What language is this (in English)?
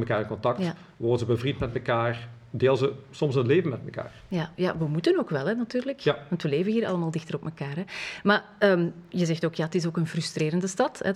Dutch